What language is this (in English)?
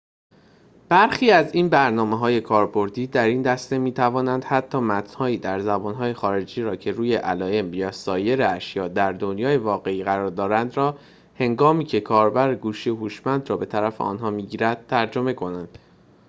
Persian